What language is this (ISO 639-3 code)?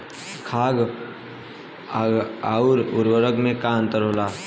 bho